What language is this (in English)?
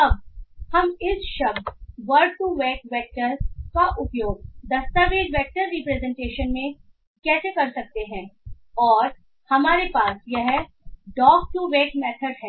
Hindi